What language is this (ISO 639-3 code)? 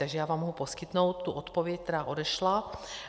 ces